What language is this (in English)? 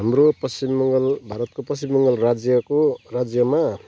Nepali